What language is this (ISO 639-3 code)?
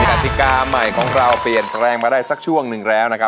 tha